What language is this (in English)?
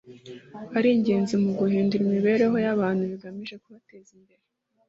Kinyarwanda